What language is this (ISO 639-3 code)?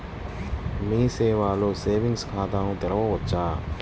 tel